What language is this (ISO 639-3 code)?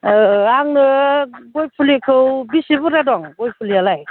brx